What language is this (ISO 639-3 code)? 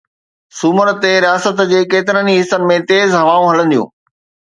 snd